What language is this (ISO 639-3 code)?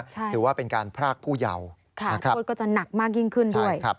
tha